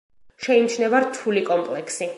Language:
Georgian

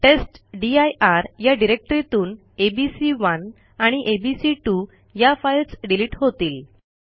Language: Marathi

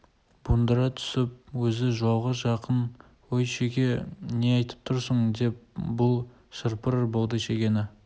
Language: Kazakh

